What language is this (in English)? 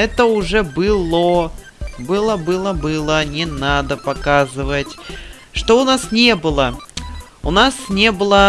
Russian